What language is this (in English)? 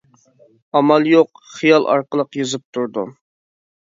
Uyghur